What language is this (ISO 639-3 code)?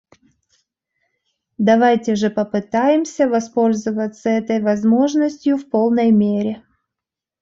rus